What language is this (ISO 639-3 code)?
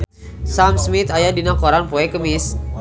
sun